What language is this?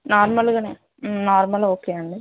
Telugu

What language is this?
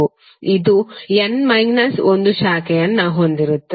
Kannada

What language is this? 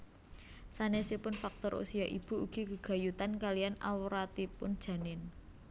Javanese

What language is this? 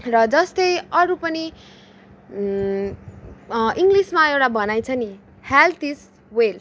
Nepali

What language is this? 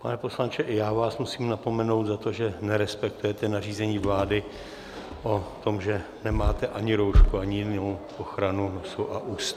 Czech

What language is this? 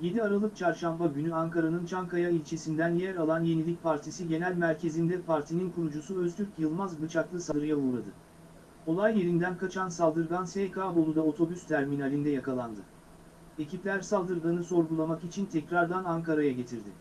Turkish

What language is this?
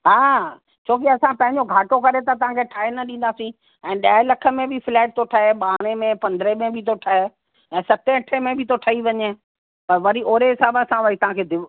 Sindhi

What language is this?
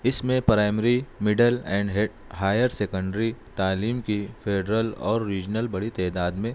Urdu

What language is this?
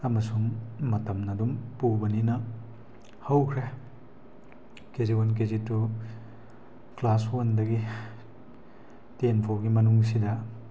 Manipuri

